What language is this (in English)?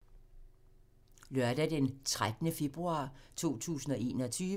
Danish